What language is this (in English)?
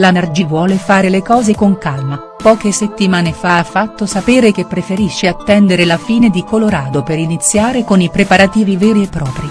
Italian